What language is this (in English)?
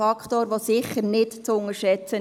Swiss German